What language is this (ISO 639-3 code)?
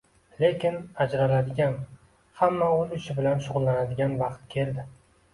uzb